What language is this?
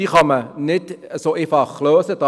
Swiss German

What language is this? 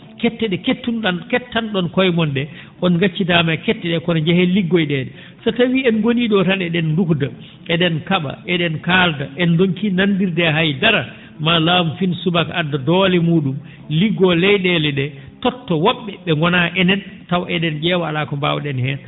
Fula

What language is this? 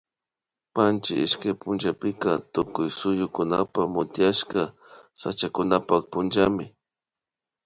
Imbabura Highland Quichua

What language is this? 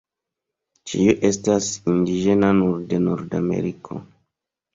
Esperanto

